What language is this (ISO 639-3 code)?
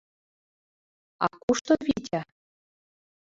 chm